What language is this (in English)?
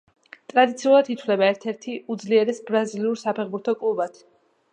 Georgian